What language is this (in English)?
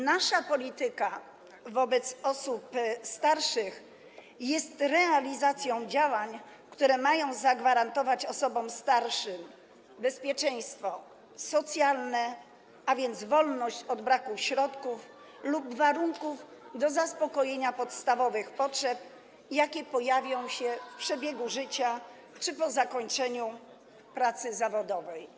Polish